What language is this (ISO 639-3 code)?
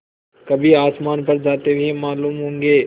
hin